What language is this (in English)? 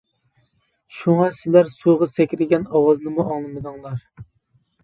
Uyghur